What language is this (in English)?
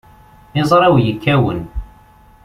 Kabyle